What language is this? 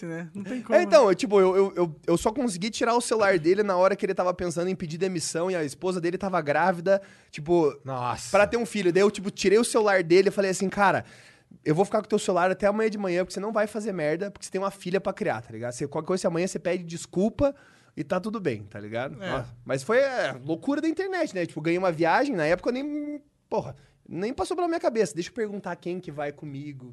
Portuguese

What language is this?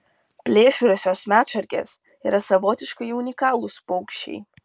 Lithuanian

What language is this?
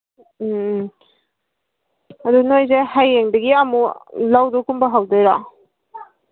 Manipuri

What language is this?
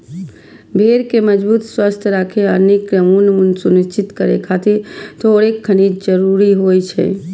Maithili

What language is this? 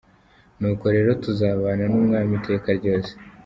Kinyarwanda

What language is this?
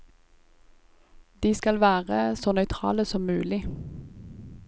Norwegian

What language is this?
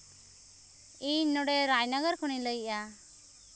Santali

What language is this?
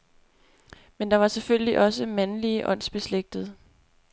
Danish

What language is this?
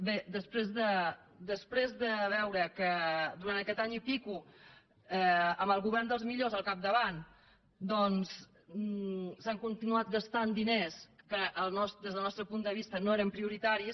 Catalan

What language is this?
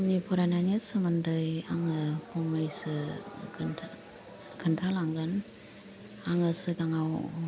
Bodo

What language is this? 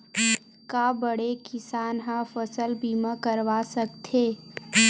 Chhattisgarhi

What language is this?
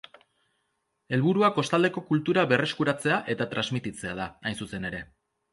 Basque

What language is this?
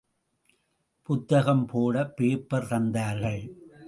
Tamil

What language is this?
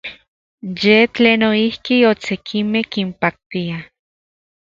Central Puebla Nahuatl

